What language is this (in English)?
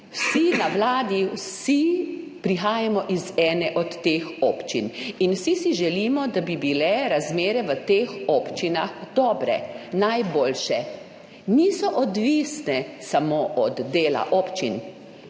Slovenian